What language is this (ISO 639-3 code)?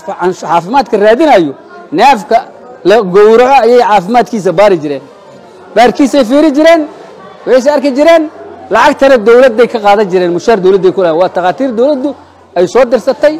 ara